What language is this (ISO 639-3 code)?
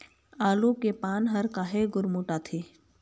hne